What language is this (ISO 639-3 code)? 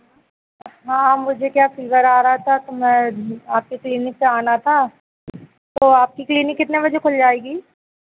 hin